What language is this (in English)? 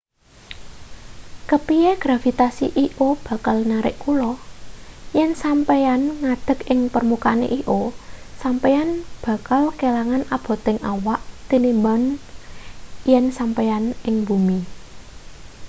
Javanese